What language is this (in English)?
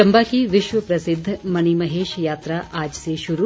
Hindi